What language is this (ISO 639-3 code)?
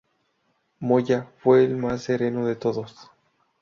spa